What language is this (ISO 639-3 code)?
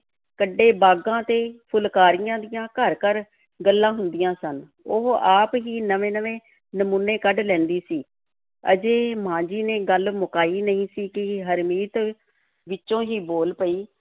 pan